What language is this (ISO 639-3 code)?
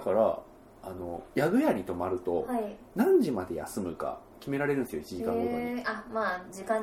jpn